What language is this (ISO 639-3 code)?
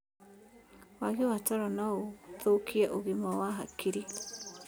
kik